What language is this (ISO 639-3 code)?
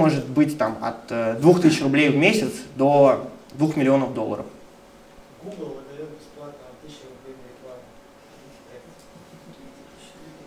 rus